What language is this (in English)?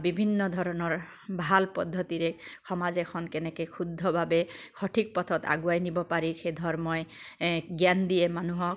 Assamese